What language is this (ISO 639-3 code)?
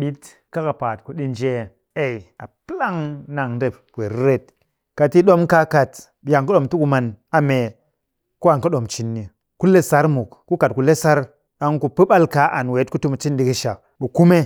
cky